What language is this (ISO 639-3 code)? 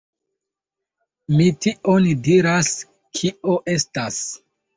epo